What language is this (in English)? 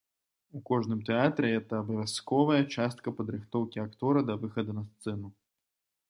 Belarusian